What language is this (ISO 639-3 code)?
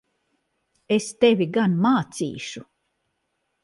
lav